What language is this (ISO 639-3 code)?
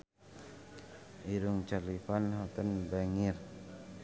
sun